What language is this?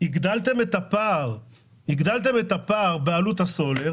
Hebrew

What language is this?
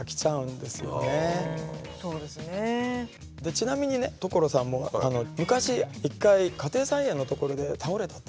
Japanese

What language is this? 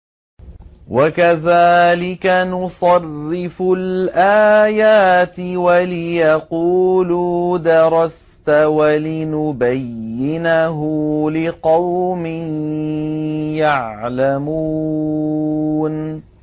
Arabic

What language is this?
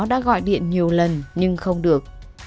Vietnamese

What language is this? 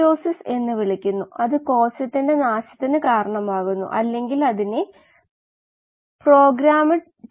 Malayalam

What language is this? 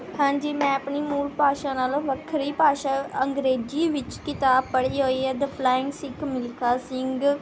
Punjabi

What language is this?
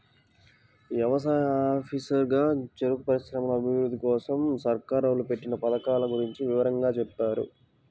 Telugu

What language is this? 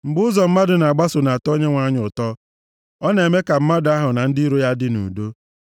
Igbo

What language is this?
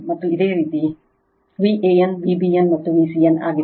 Kannada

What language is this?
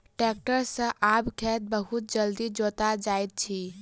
Maithili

